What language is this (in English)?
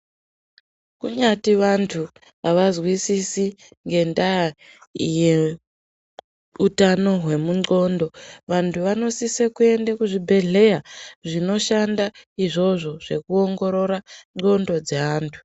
Ndau